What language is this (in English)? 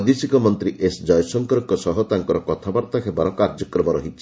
Odia